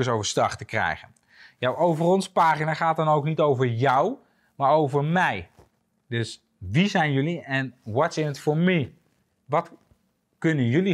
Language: Dutch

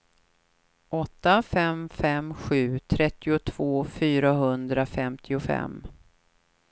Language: Swedish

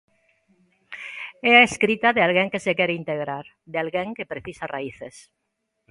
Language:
Galician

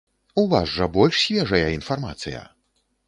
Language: Belarusian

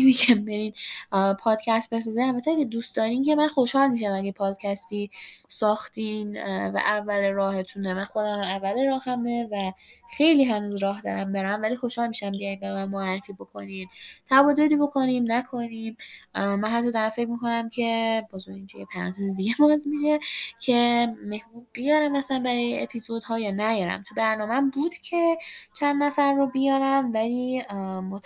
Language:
Persian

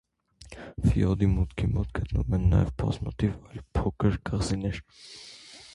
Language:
Armenian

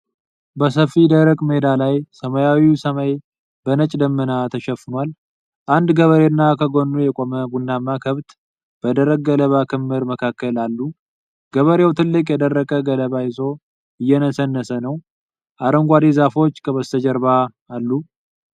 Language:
Amharic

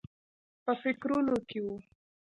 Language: Pashto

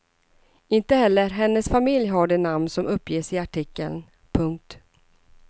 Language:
Swedish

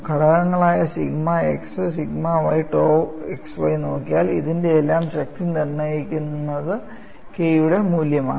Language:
Malayalam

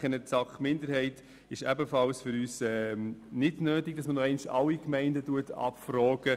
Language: Swiss German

